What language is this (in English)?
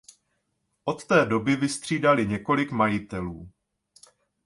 Czech